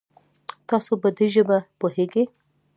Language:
Pashto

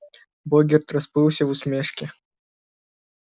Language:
Russian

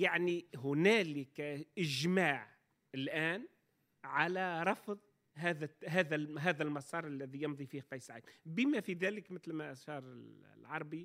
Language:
Arabic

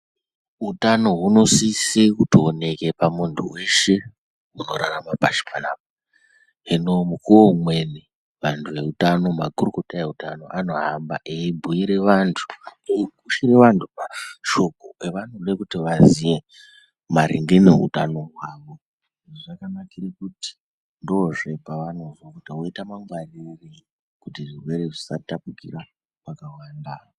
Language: Ndau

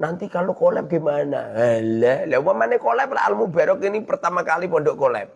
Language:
Indonesian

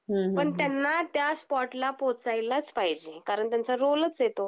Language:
Marathi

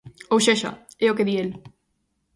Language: Galician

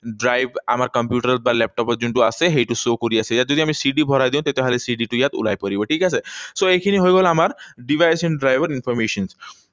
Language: Assamese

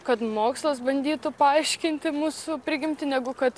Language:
Lithuanian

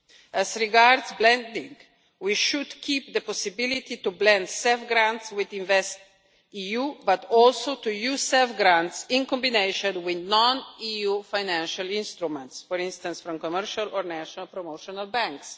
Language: English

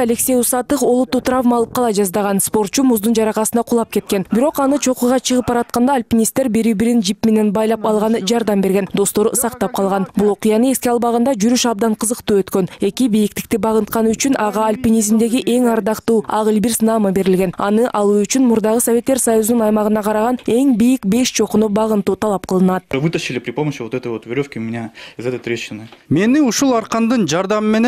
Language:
Turkish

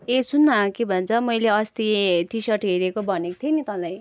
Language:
Nepali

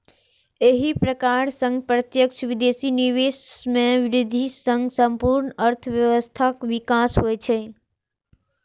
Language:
Maithili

